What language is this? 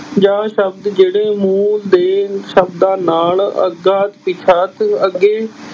Punjabi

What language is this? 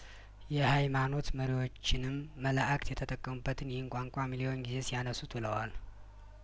Amharic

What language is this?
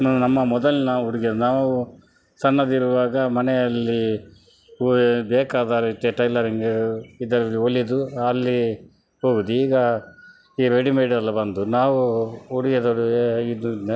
Kannada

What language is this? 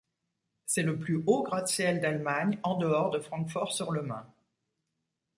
French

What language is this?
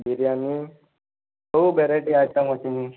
Odia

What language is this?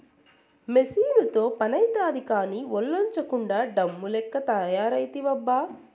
Telugu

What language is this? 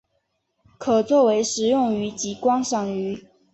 Chinese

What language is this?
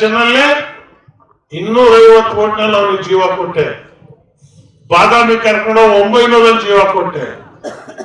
Turkish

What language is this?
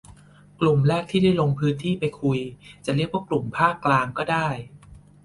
Thai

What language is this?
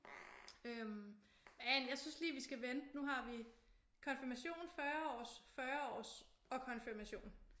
Danish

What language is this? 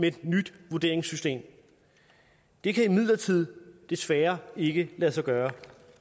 Danish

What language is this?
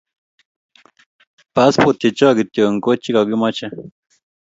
Kalenjin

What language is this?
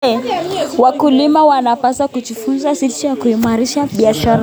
Kalenjin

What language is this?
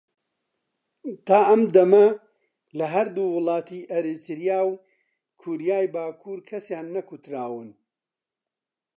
Central Kurdish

